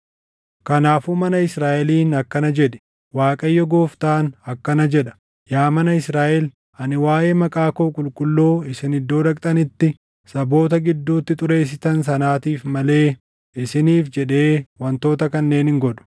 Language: Oromo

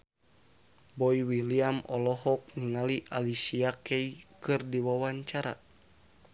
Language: Sundanese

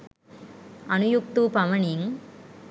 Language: Sinhala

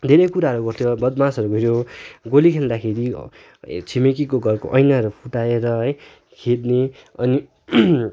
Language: Nepali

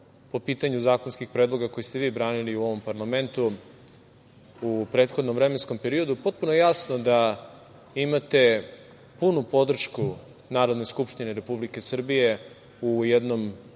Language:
Serbian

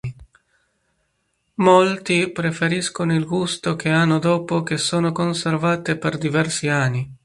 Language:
Italian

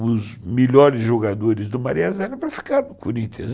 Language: Portuguese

